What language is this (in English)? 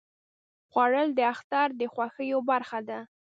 Pashto